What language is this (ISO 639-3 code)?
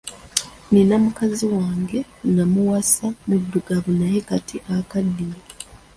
lug